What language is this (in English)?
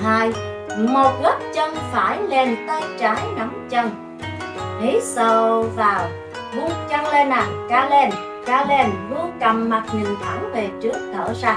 Vietnamese